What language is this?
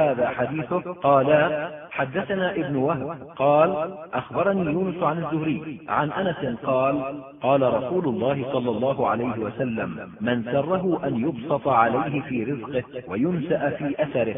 Arabic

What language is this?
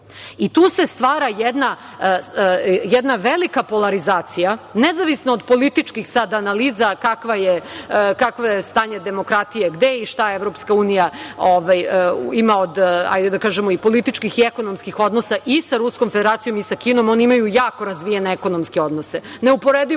Serbian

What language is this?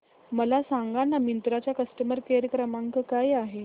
Marathi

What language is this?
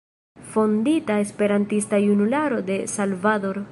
Esperanto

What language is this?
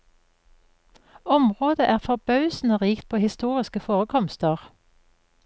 Norwegian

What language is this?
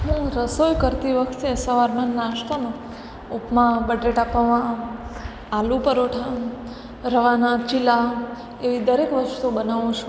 Gujarati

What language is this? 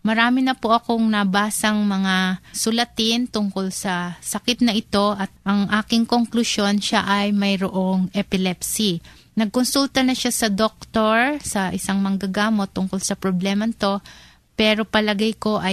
Filipino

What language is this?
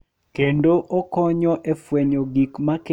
Luo (Kenya and Tanzania)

